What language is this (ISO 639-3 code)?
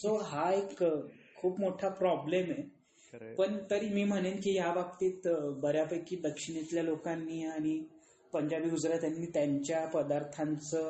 mar